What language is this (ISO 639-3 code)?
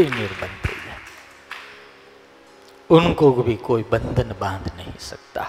guj